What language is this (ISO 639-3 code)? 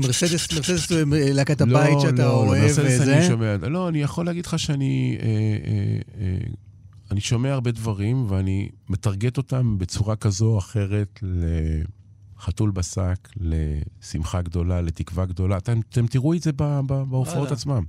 heb